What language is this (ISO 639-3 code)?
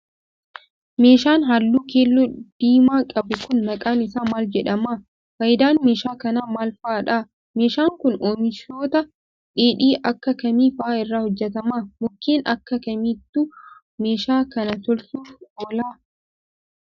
orm